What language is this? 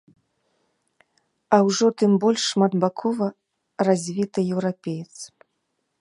Belarusian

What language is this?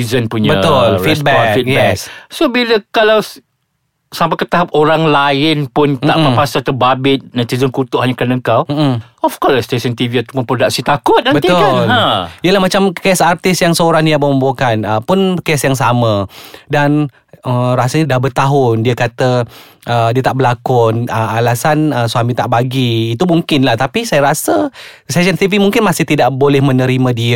Malay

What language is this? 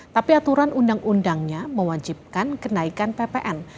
Indonesian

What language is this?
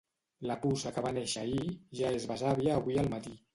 Catalan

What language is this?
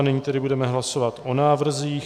Czech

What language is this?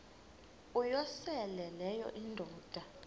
Xhosa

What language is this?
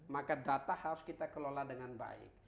Indonesian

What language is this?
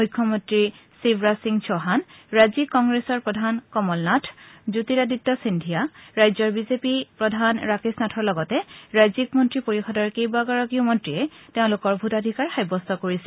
Assamese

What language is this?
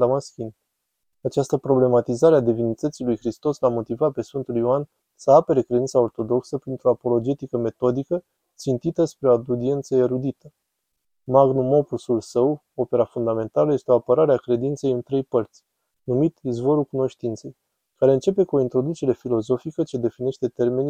Romanian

